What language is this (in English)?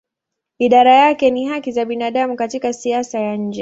Swahili